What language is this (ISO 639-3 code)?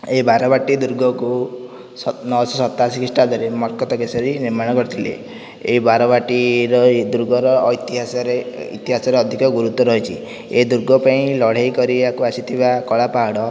ori